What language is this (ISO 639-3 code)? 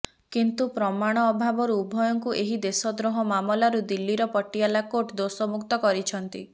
ori